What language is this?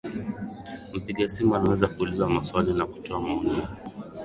Swahili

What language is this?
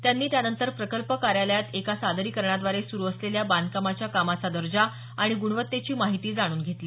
Marathi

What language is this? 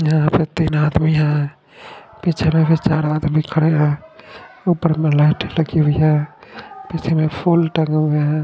Hindi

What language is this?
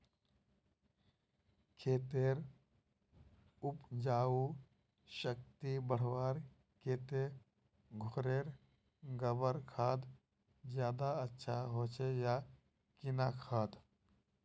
Magahi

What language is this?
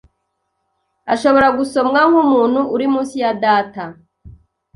Kinyarwanda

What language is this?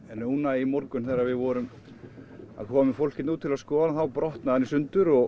Icelandic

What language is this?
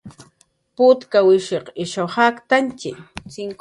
Jaqaru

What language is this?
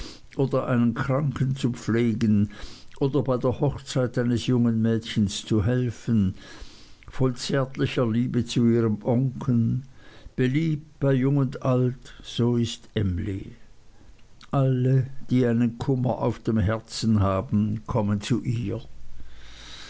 German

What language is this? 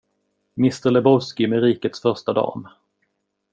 Swedish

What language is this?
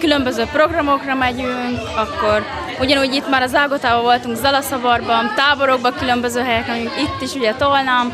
Hungarian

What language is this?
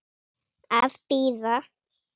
Icelandic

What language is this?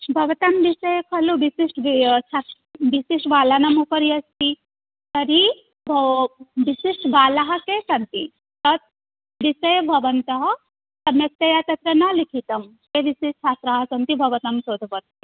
Sanskrit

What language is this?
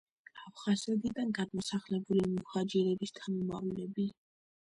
Georgian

